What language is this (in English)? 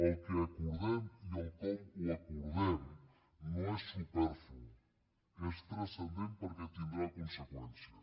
Catalan